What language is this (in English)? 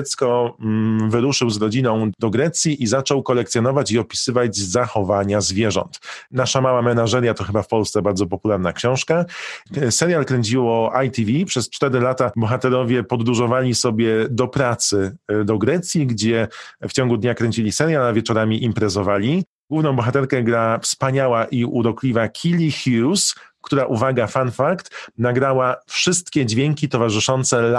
Polish